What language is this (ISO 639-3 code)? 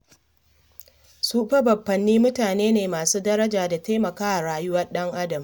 hau